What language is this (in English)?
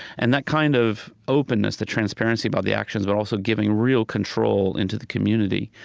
English